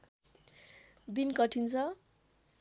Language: Nepali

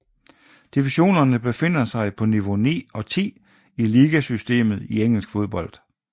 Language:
Danish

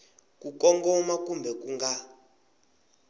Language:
Tsonga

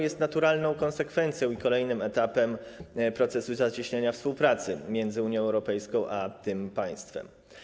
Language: Polish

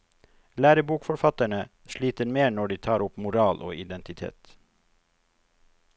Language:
Norwegian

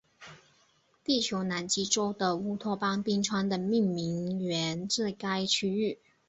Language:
Chinese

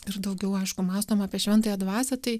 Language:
Lithuanian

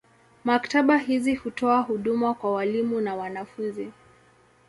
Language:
Swahili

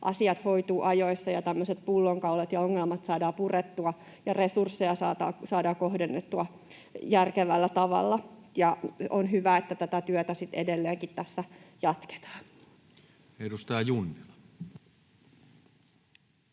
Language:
Finnish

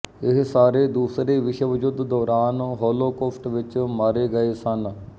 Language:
Punjabi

